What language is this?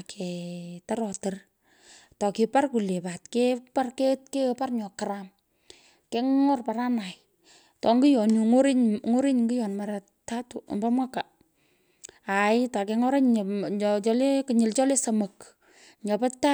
Pökoot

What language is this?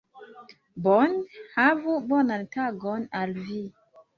Esperanto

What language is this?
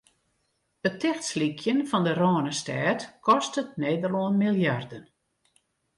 Western Frisian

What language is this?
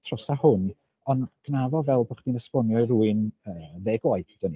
Welsh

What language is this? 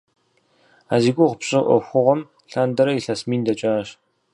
Kabardian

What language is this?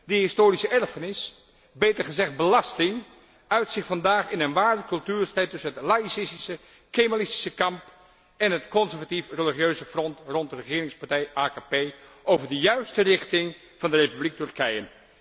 Dutch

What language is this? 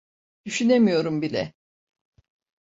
Turkish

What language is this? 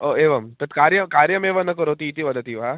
Sanskrit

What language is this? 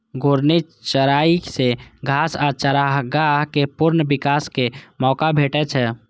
Maithili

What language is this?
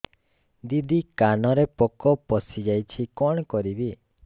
Odia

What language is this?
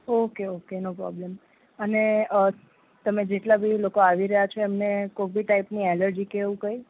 Gujarati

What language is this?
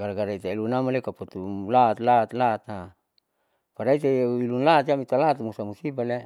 Saleman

